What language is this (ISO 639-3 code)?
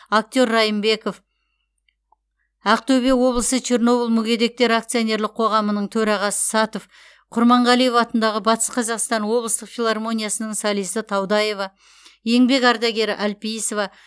kaz